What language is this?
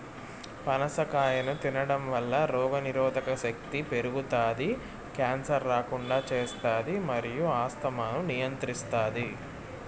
Telugu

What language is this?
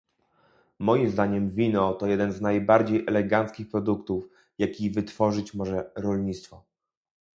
Polish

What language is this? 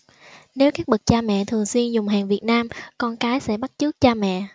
Vietnamese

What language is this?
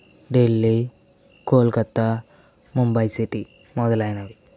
Telugu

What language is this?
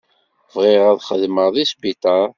Kabyle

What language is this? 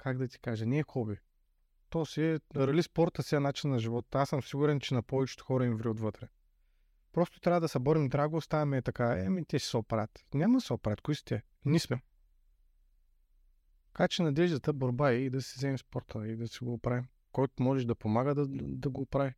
Bulgarian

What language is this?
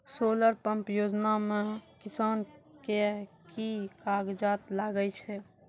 Maithili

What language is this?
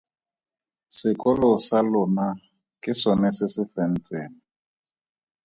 Tswana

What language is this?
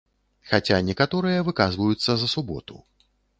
Belarusian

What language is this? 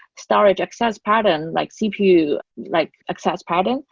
English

